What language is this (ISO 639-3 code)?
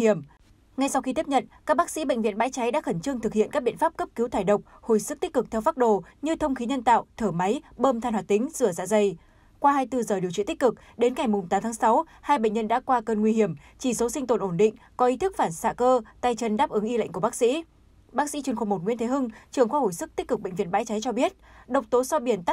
vie